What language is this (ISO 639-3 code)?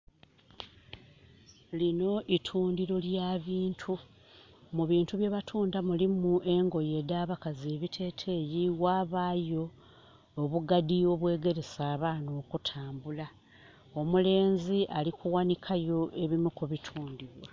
xog